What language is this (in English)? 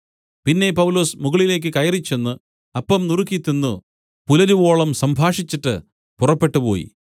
Malayalam